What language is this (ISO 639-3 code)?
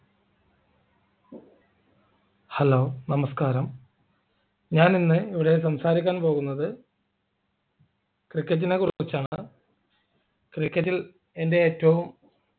mal